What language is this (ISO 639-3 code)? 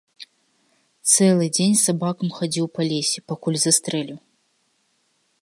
bel